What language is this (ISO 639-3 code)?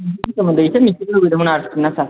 brx